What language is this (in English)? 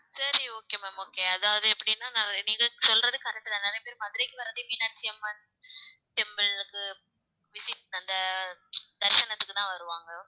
Tamil